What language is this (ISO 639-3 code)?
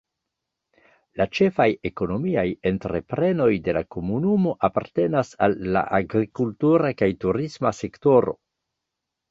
epo